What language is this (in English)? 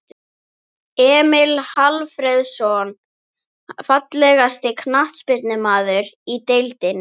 Icelandic